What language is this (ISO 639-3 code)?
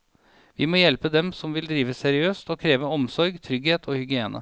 nor